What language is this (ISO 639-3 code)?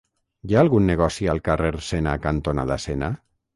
cat